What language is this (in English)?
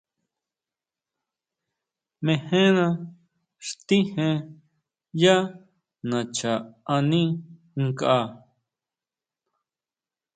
Huautla Mazatec